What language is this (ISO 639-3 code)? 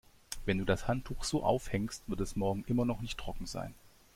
deu